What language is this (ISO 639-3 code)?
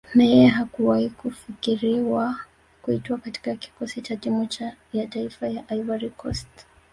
swa